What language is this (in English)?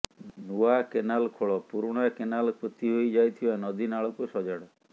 Odia